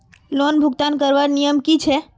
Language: Magahi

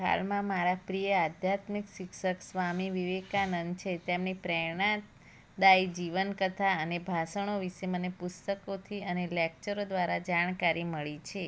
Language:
Gujarati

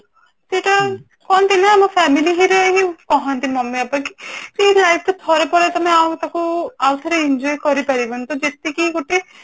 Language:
Odia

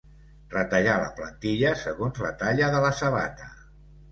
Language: Catalan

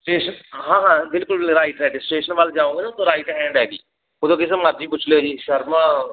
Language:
Punjabi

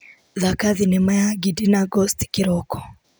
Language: Kikuyu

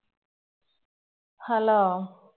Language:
Malayalam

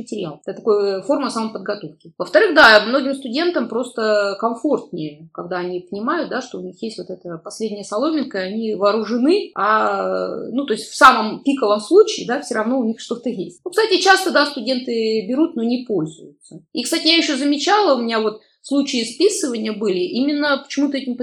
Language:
Russian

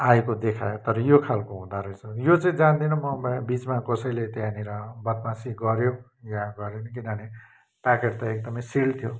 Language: Nepali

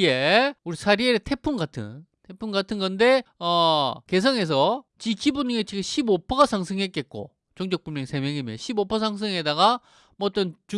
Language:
Korean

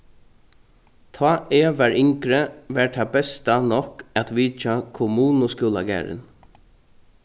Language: Faroese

